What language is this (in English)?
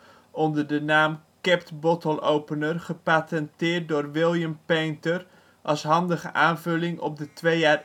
Dutch